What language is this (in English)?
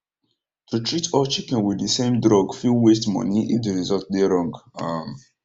Nigerian Pidgin